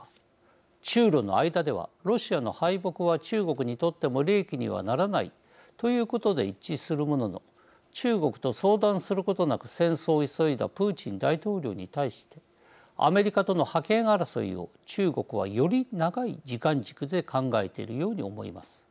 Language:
Japanese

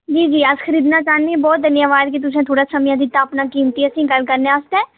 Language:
Dogri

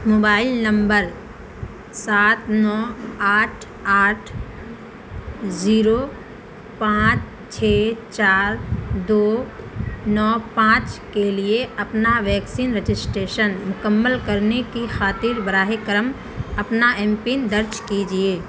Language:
Urdu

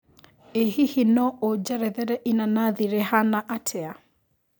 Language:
Kikuyu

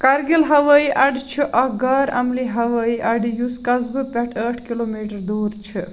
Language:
Kashmiri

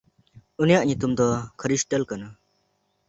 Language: Santali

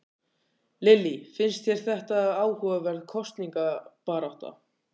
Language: Icelandic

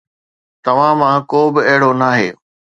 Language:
Sindhi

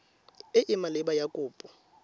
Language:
Tswana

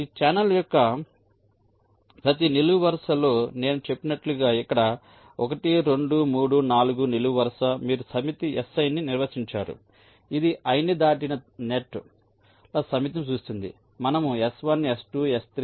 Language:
Telugu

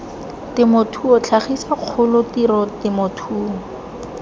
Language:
Tswana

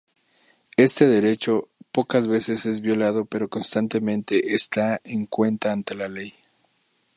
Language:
Spanish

